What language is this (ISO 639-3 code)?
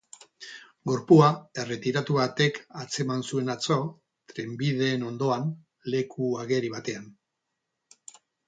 eus